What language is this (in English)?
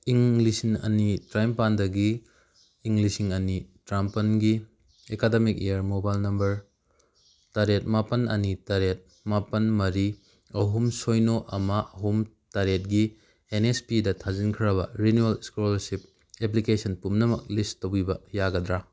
Manipuri